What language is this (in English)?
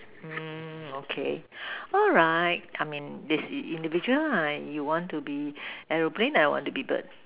English